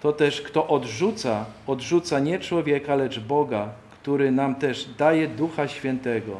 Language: Polish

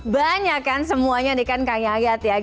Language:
Indonesian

